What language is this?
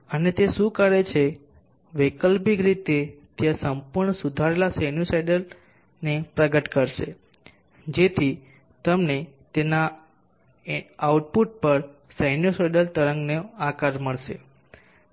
Gujarati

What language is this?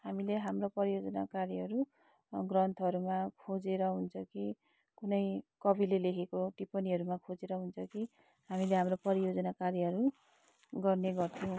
Nepali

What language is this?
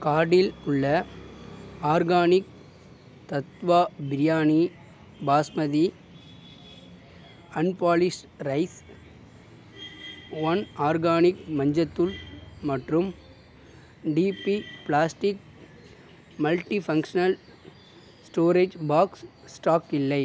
Tamil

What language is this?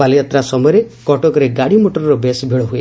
Odia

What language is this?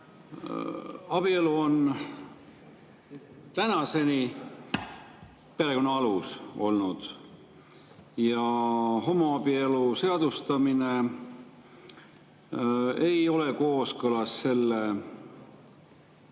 Estonian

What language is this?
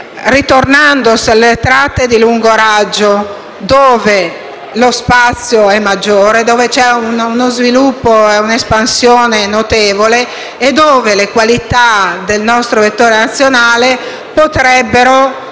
Italian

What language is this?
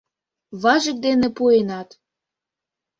Mari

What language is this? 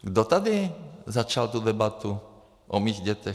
Czech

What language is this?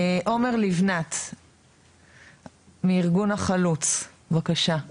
Hebrew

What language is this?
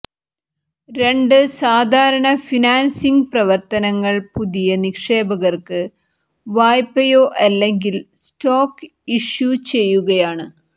Malayalam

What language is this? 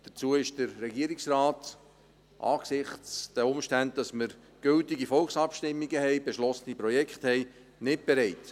Swiss German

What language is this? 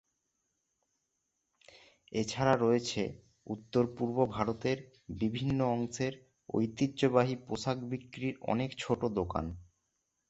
Bangla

